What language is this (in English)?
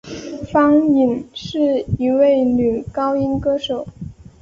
Chinese